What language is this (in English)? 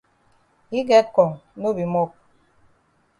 Cameroon Pidgin